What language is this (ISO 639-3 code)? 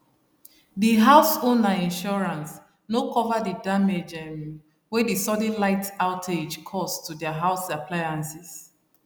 pcm